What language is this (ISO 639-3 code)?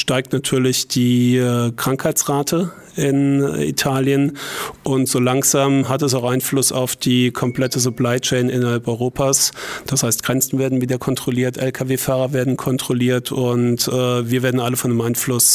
deu